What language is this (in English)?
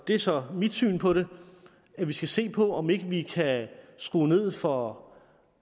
Danish